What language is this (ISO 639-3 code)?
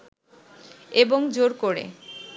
ben